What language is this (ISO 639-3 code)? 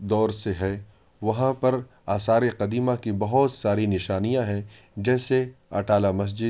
urd